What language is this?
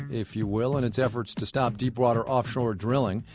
English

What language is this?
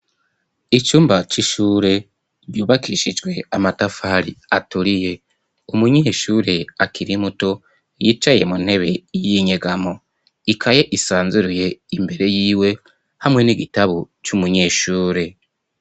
Rundi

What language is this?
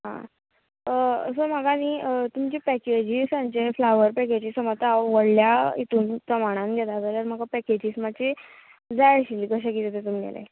Konkani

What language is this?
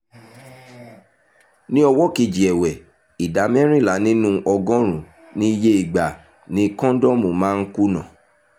Yoruba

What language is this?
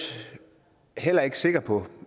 Danish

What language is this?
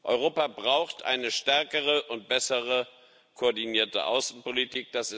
German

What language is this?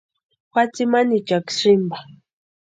Western Highland Purepecha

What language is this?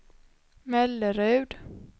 Swedish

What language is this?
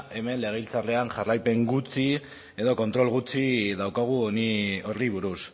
Basque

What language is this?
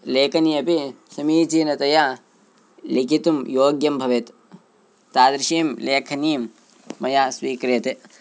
Sanskrit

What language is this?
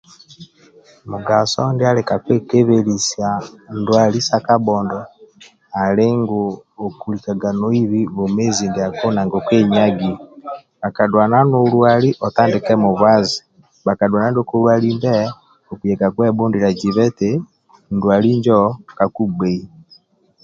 Amba (Uganda)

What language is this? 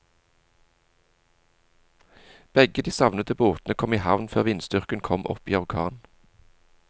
Norwegian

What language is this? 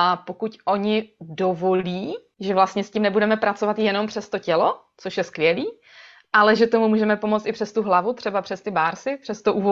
Czech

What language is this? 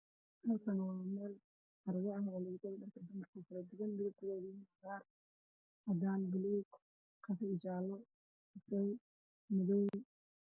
Somali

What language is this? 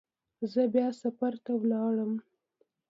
Pashto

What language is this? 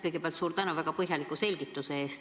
Estonian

